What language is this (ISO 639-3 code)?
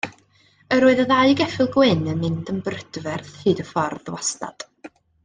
cym